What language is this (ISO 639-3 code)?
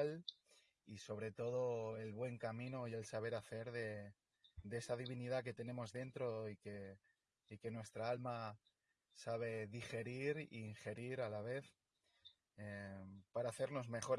spa